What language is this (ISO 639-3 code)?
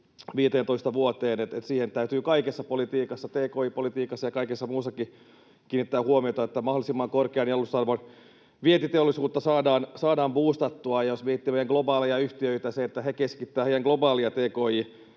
fin